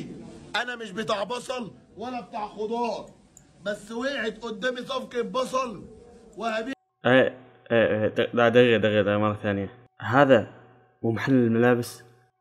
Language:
Arabic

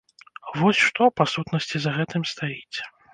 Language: Belarusian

